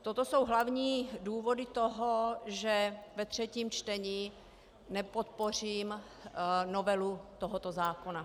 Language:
Czech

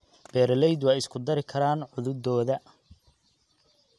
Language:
Somali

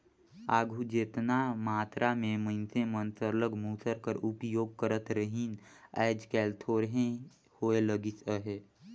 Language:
Chhattisgarhi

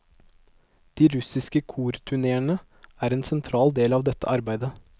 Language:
Norwegian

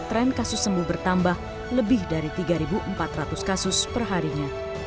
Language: Indonesian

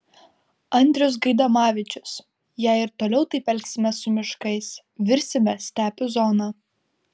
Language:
Lithuanian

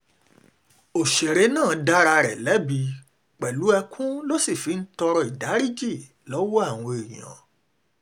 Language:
Yoruba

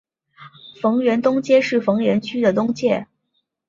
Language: Chinese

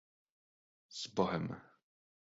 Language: Czech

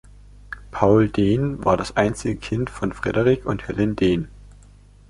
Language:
German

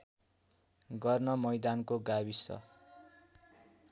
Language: Nepali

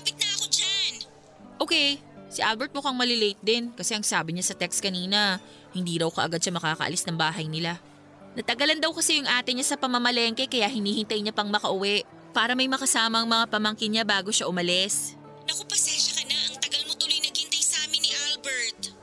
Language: Filipino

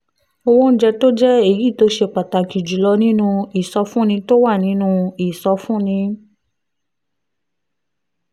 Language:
Yoruba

